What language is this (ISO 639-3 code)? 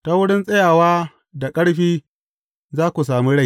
hau